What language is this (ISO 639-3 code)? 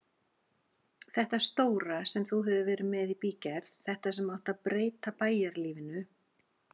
isl